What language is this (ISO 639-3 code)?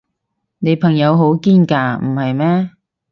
yue